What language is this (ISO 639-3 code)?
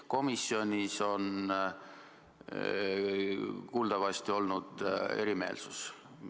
est